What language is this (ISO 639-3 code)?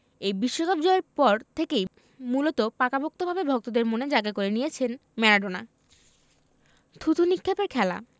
ben